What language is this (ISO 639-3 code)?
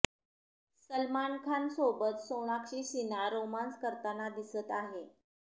mar